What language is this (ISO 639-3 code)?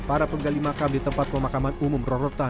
ind